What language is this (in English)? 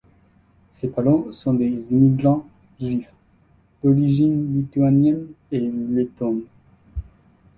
French